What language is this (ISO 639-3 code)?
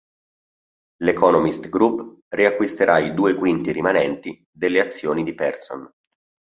ita